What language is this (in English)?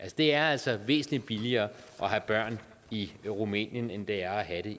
Danish